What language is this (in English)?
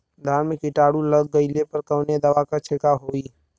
Bhojpuri